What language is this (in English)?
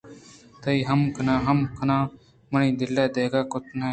Eastern Balochi